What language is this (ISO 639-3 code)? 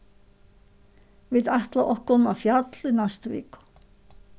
fao